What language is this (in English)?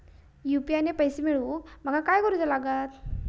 Marathi